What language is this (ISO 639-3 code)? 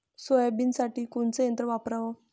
mar